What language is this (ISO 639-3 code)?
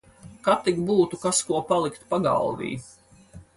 lav